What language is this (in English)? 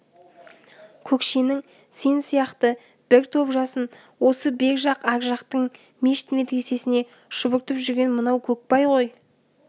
Kazakh